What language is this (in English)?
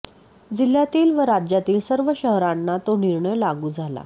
Marathi